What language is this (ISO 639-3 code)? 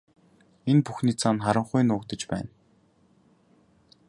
mon